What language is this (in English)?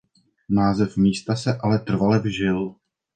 Czech